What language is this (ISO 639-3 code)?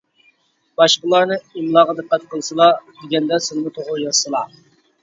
uig